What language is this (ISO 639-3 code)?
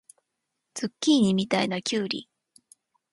jpn